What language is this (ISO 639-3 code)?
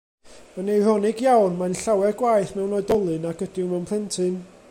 cym